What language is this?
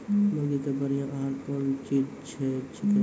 Maithili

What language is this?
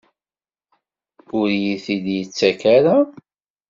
Kabyle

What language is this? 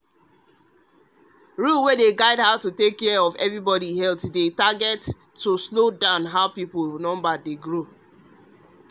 Nigerian Pidgin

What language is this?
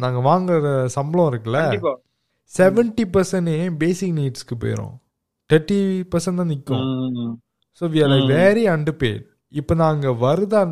Tamil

